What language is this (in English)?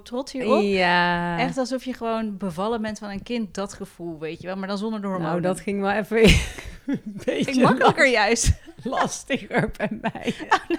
Dutch